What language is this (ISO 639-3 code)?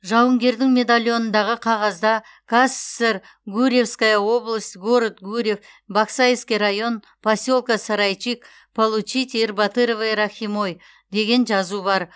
kaz